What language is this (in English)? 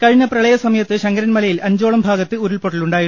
Malayalam